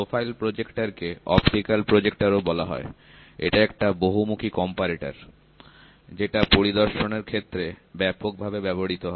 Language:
Bangla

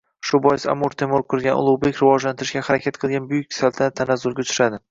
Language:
Uzbek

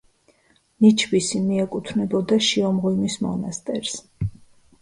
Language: Georgian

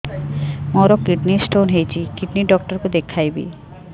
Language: Odia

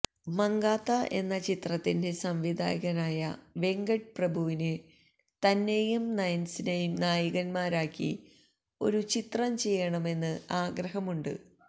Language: Malayalam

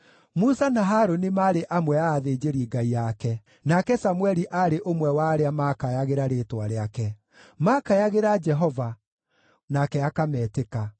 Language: Kikuyu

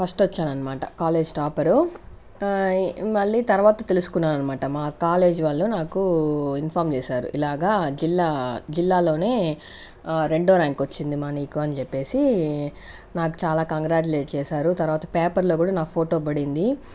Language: Telugu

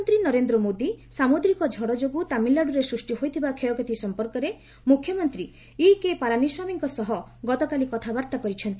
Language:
Odia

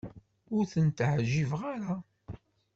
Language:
Kabyle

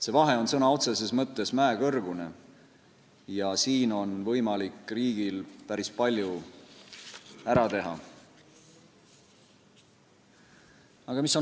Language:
Estonian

